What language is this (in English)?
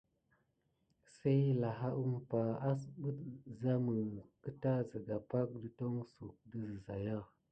Gidar